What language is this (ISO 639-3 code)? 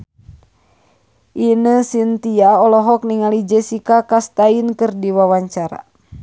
sun